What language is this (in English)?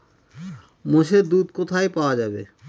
Bangla